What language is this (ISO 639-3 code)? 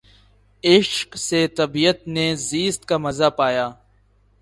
urd